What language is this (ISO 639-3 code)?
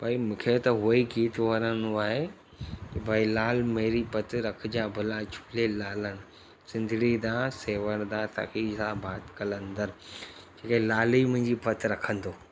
snd